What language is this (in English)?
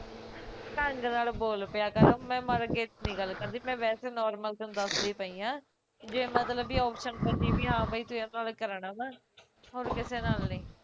Punjabi